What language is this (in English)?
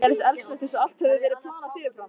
Icelandic